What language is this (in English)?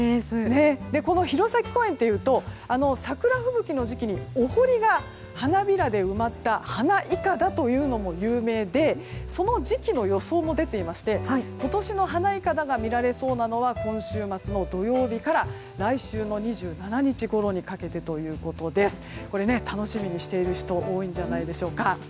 Japanese